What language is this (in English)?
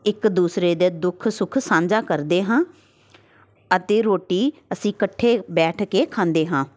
Punjabi